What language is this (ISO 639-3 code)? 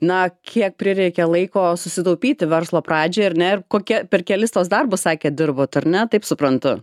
lit